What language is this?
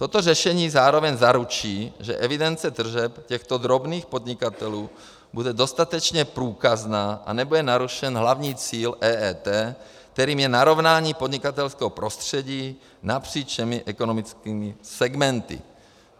Czech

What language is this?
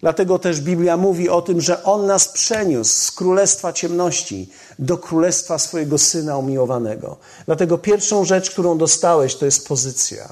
Polish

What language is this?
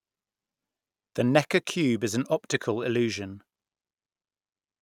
English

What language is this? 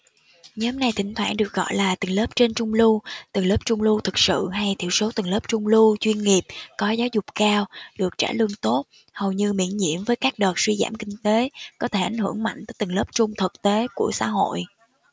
Vietnamese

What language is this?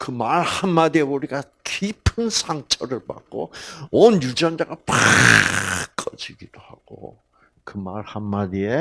Korean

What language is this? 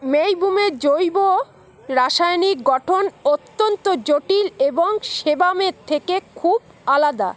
Bangla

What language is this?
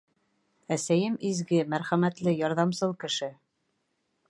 Bashkir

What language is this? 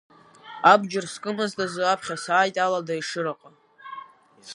Abkhazian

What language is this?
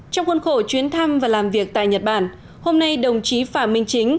Vietnamese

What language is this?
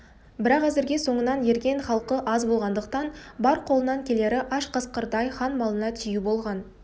Kazakh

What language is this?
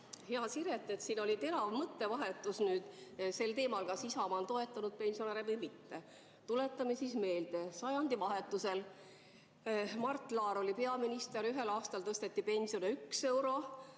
Estonian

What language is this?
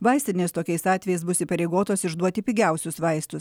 Lithuanian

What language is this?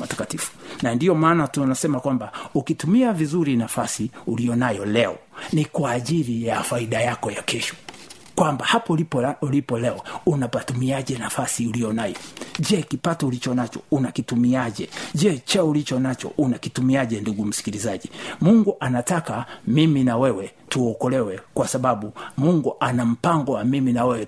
Swahili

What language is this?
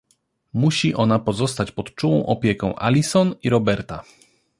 Polish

